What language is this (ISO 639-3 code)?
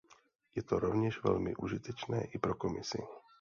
ces